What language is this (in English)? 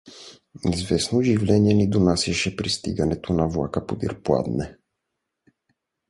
Bulgarian